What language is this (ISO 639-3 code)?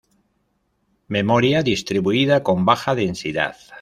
spa